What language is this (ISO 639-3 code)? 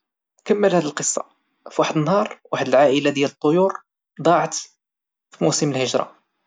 ary